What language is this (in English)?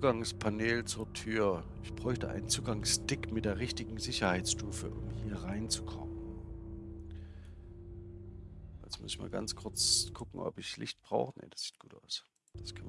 German